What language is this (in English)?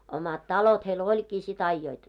Finnish